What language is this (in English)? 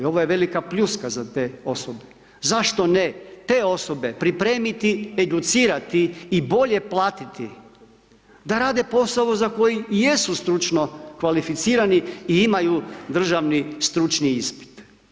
Croatian